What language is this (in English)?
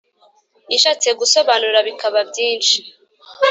Kinyarwanda